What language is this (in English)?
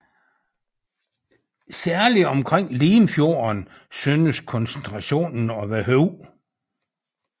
Danish